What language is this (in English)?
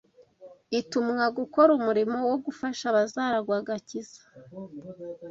Kinyarwanda